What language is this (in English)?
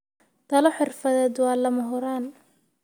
Somali